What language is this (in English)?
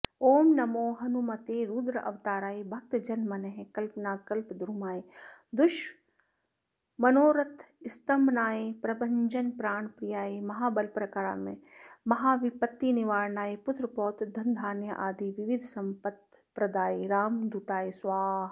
Sanskrit